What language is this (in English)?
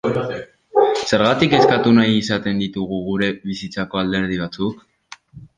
Basque